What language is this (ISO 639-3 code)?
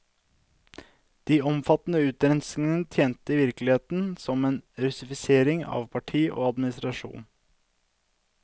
nor